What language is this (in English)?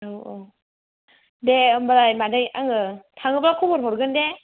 Bodo